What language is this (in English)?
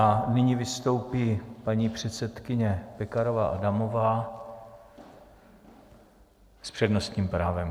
Czech